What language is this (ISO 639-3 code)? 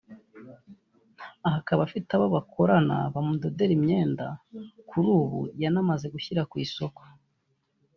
kin